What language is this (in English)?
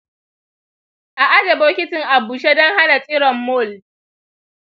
Hausa